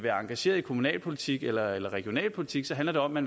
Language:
Danish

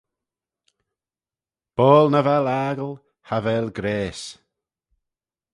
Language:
Manx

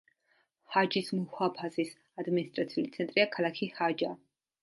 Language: Georgian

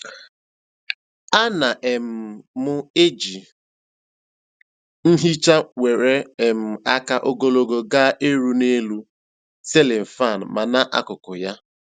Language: Igbo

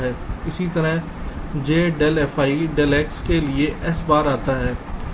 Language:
Hindi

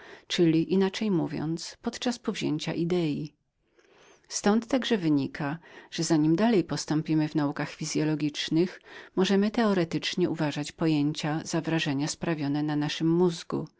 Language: Polish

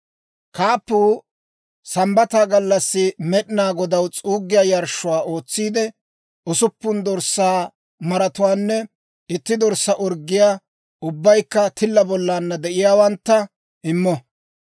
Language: Dawro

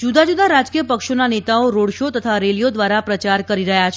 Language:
Gujarati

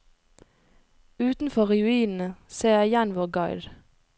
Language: Norwegian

